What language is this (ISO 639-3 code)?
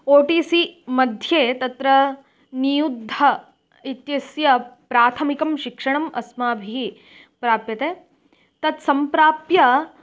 san